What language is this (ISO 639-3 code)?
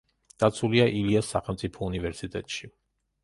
kat